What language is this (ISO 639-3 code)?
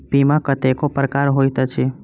mai